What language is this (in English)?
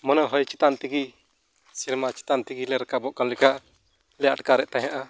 Santali